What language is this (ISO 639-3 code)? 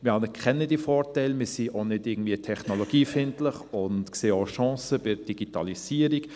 gsw